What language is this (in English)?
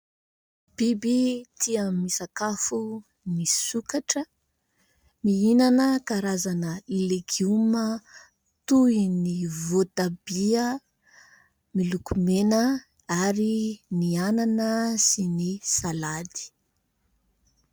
Malagasy